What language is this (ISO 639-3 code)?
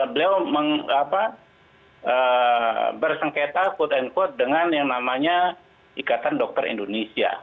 ind